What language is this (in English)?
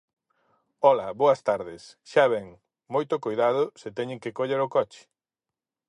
Galician